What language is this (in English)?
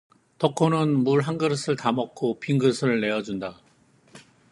Korean